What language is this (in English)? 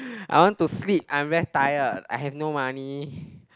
English